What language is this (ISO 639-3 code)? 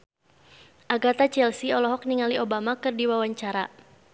sun